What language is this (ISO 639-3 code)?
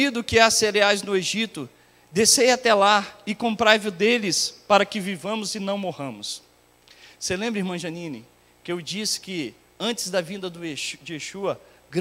por